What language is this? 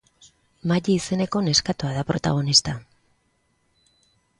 Basque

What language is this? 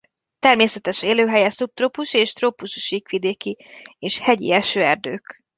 Hungarian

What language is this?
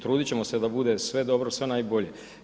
Croatian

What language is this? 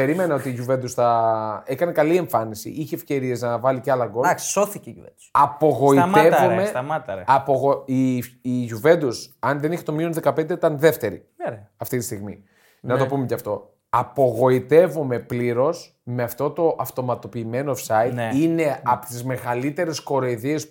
Greek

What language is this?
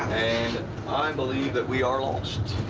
English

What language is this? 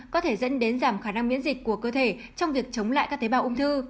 Vietnamese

